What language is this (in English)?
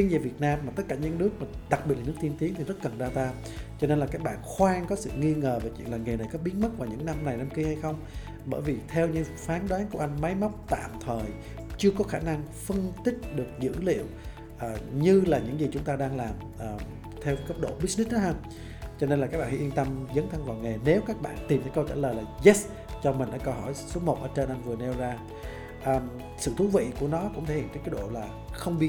Vietnamese